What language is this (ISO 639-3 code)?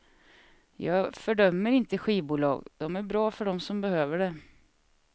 swe